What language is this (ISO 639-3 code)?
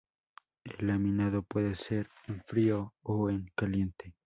spa